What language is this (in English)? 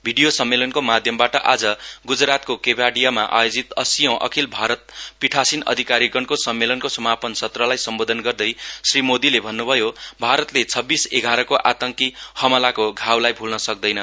Nepali